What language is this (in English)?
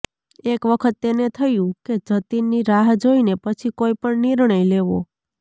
Gujarati